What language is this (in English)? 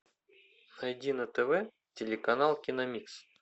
Russian